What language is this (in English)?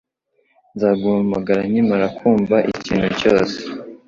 Kinyarwanda